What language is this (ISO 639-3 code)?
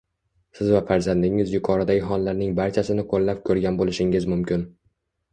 uzb